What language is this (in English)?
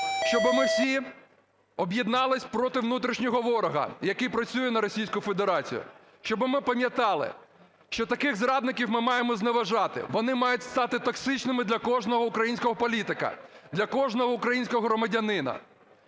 Ukrainian